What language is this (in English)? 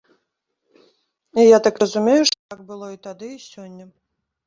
Belarusian